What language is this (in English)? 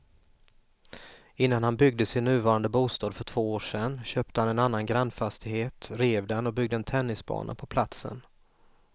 Swedish